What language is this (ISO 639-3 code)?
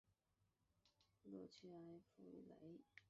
zho